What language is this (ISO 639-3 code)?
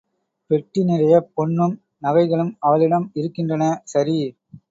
tam